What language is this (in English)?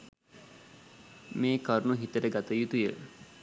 Sinhala